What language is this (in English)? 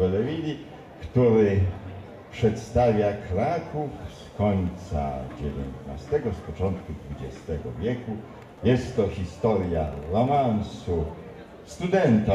Polish